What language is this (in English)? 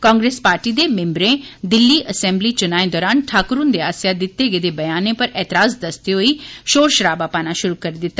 Dogri